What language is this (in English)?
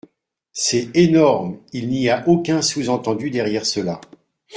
French